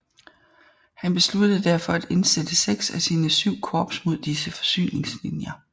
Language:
Danish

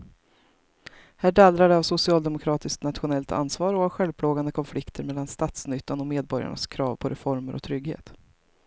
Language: Swedish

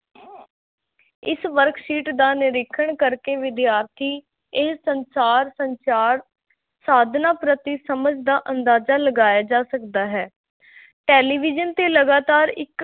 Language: Punjabi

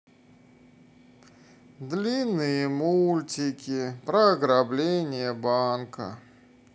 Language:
Russian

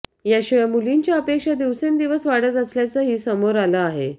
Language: Marathi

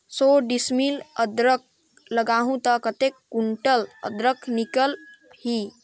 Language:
Chhattisgarhi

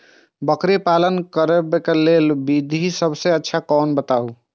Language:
Maithili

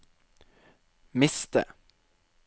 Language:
Norwegian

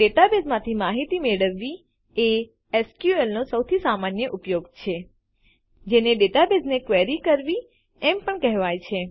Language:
Gujarati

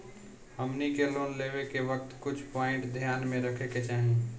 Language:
Bhojpuri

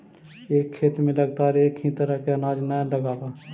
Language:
Magahi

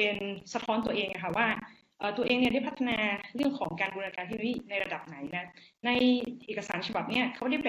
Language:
Thai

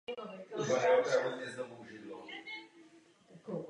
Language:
Czech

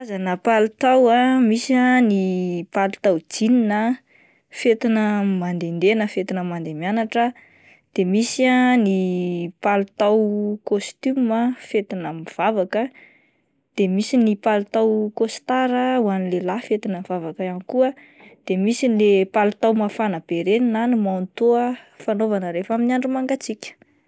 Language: Malagasy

